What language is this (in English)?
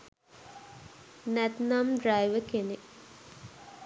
Sinhala